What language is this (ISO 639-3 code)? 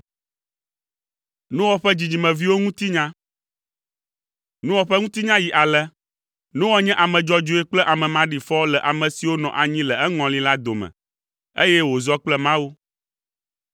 ewe